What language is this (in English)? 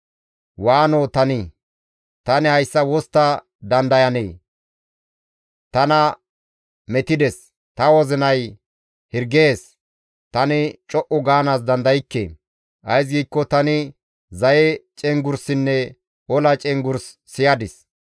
Gamo